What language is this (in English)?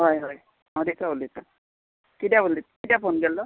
Konkani